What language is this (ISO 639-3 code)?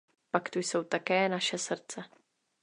ces